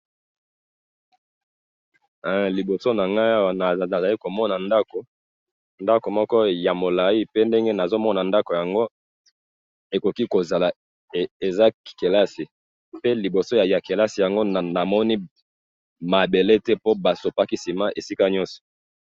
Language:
Lingala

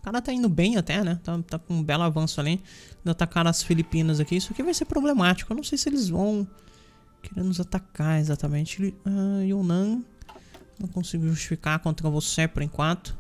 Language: Portuguese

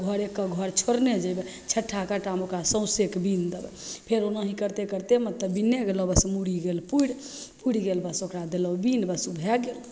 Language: Maithili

